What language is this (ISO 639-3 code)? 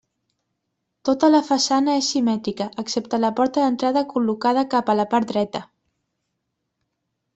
cat